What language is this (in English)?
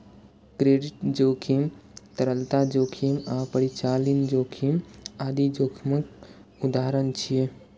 Maithili